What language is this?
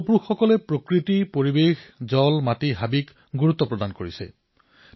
Assamese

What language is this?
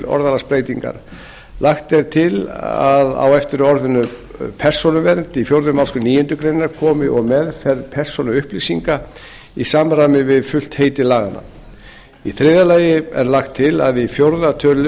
Icelandic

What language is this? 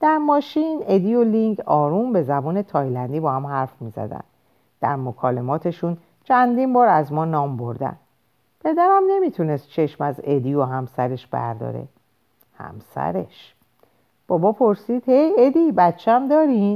Persian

